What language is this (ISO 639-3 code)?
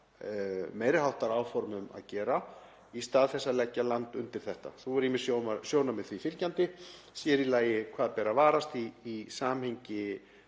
isl